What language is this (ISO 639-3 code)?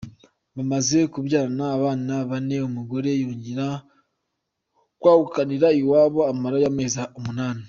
kin